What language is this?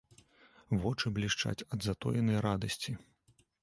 Belarusian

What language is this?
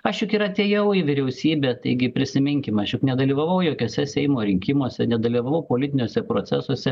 Lithuanian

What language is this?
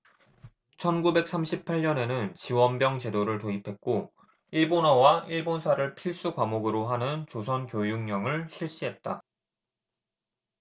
Korean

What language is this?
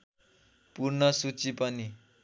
Nepali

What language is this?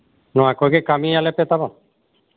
Santali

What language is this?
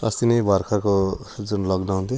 Nepali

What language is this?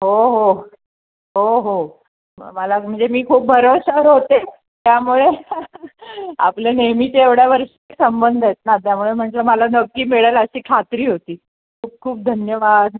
Marathi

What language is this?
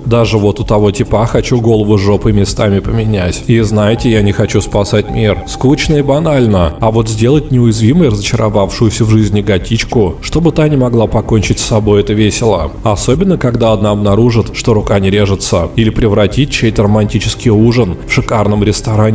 Russian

